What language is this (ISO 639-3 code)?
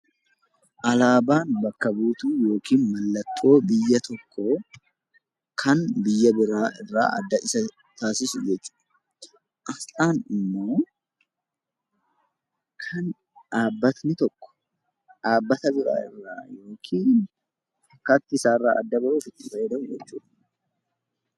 orm